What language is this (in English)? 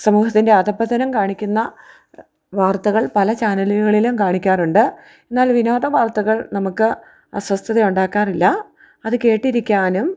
Malayalam